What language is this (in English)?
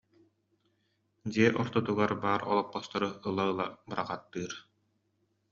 Yakut